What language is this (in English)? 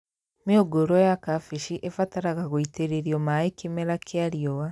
Kikuyu